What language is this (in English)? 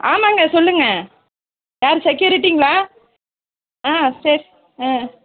Tamil